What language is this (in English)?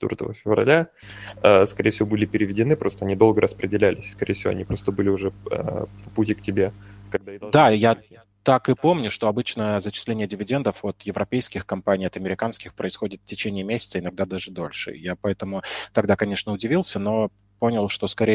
Russian